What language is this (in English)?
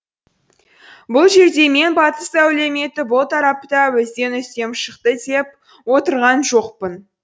Kazakh